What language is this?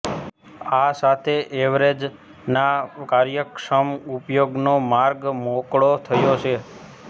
Gujarati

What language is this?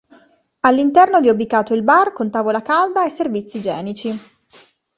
Italian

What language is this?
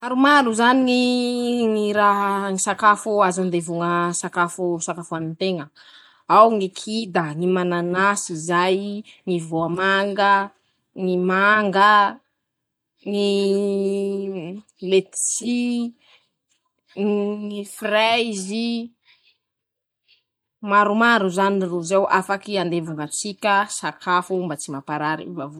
Masikoro Malagasy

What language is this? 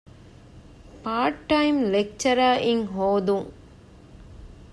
Divehi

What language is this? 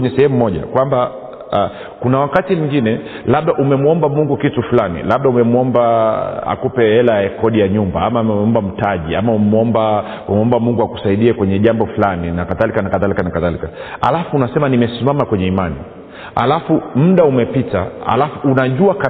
Swahili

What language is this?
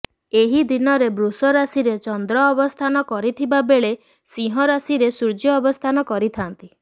Odia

